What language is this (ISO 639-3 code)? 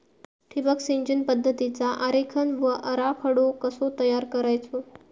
mar